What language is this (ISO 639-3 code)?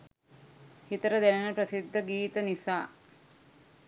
sin